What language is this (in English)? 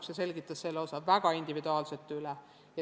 Estonian